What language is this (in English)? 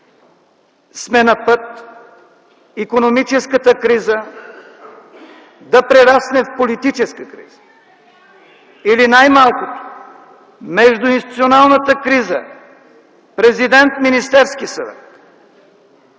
Bulgarian